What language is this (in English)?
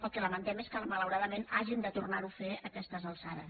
Catalan